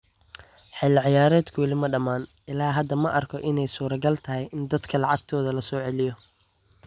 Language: Somali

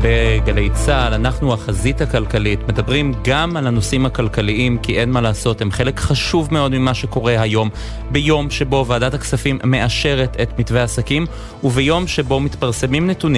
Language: Hebrew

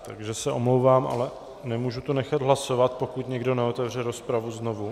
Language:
Czech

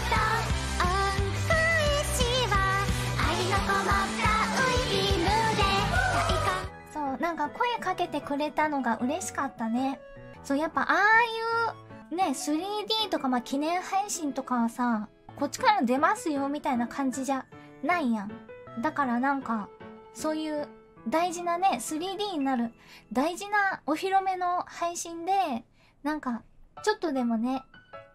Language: Japanese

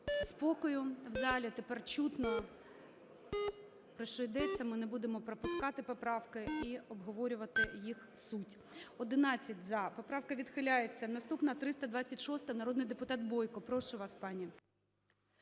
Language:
Ukrainian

